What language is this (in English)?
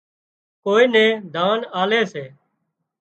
Wadiyara Koli